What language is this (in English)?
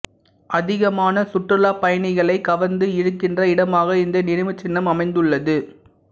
Tamil